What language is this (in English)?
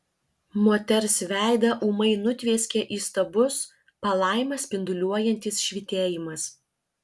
Lithuanian